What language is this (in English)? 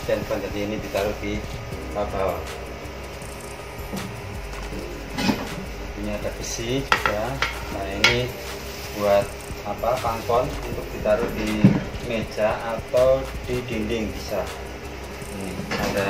Indonesian